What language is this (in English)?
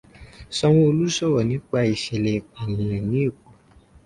Yoruba